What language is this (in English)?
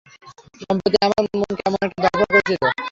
Bangla